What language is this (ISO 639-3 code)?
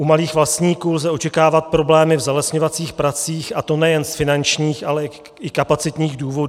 ces